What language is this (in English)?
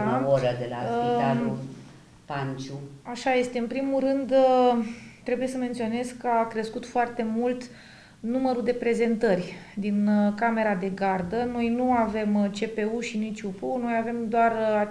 Romanian